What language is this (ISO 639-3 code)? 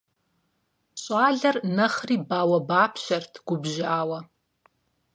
kbd